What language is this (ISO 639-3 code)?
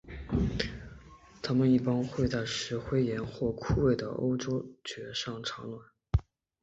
zho